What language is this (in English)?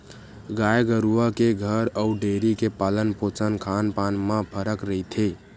Chhattisgarhi